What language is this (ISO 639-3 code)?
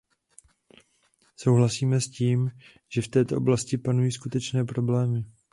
ces